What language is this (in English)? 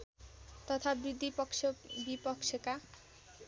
Nepali